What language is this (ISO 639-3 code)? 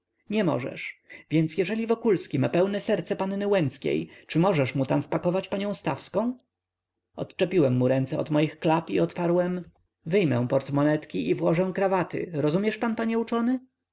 pol